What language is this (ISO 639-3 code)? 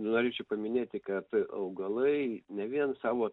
lit